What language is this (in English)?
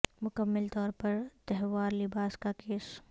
Urdu